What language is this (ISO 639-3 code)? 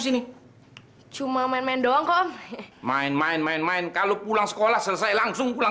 ind